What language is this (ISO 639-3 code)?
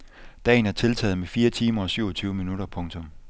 dan